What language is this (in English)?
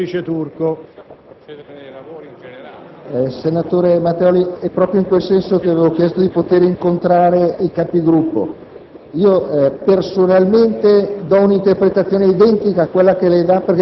Italian